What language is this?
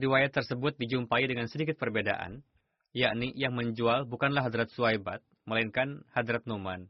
Indonesian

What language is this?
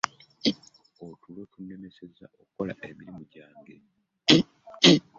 Ganda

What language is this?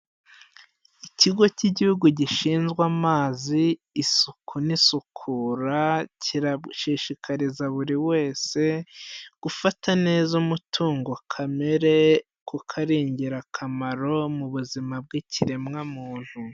Kinyarwanda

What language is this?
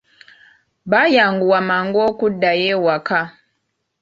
Ganda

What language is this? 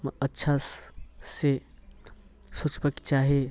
Maithili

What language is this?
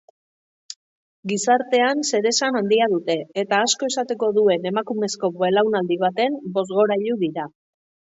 Basque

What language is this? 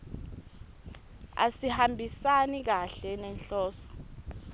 Swati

